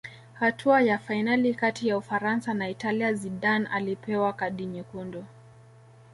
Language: Swahili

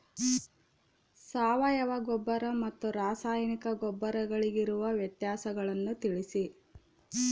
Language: Kannada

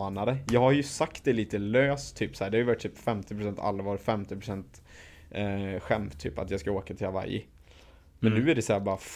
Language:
Swedish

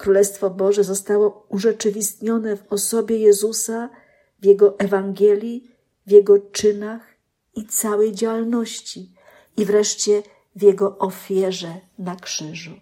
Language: Polish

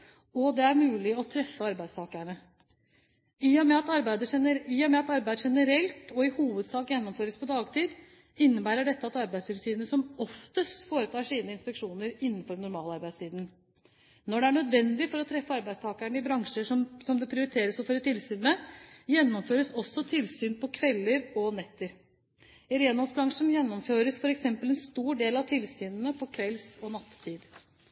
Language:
Norwegian Bokmål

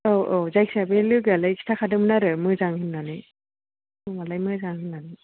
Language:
Bodo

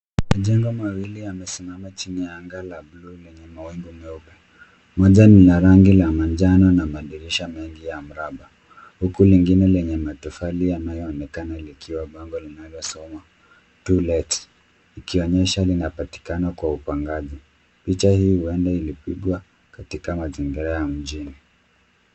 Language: Swahili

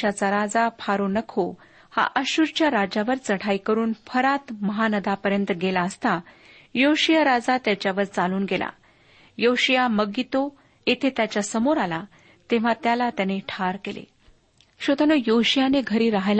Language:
Marathi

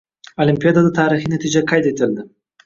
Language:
Uzbek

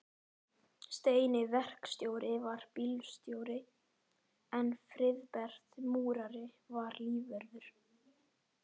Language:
Icelandic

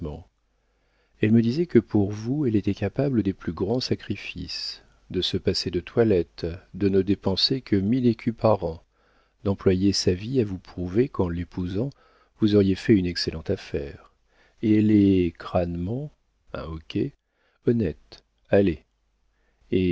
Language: French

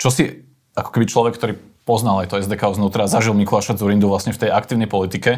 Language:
Slovak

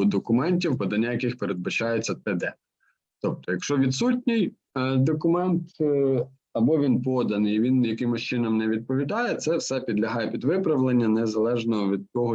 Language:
Ukrainian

